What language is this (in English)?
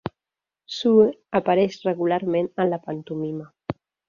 Catalan